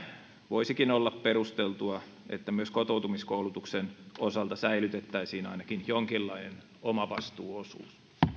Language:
Finnish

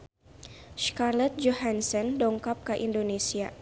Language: Sundanese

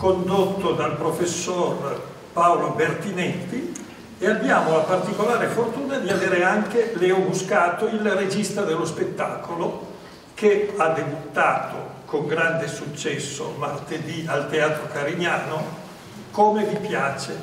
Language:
Italian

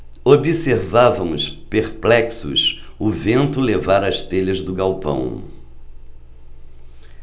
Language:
Portuguese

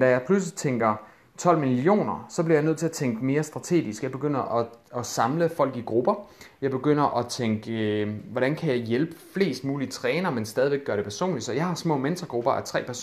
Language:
Danish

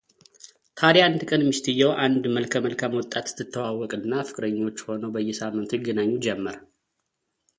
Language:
Amharic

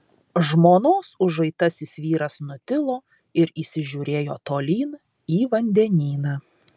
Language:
Lithuanian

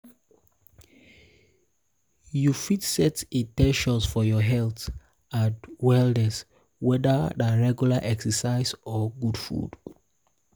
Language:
Nigerian Pidgin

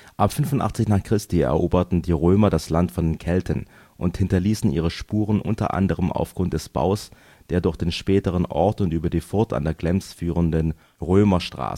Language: German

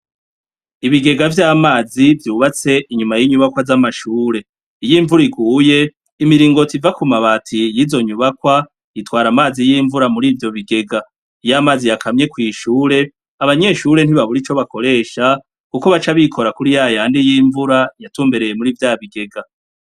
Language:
Rundi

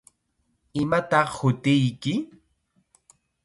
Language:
Chiquián Ancash Quechua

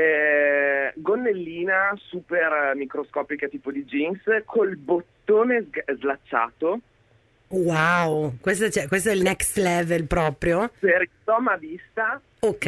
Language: Italian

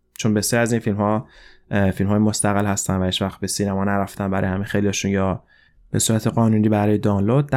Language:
Persian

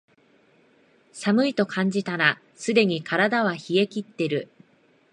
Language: Japanese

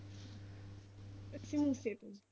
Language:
Punjabi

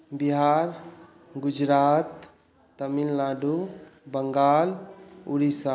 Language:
Maithili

